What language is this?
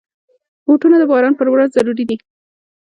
Pashto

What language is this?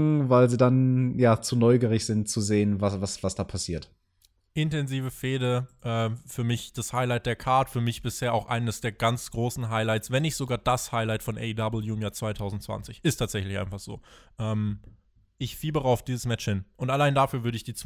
German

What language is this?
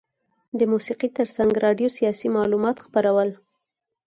Pashto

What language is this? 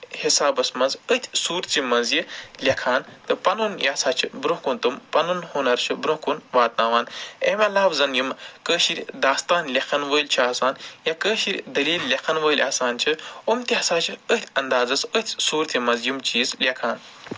Kashmiri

